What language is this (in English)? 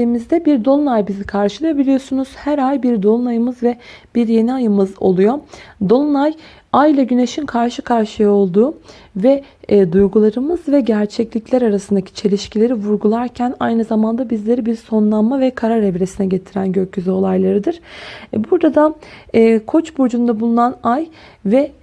Turkish